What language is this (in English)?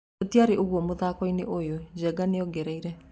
Kikuyu